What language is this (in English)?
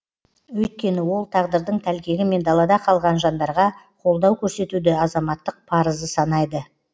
Kazakh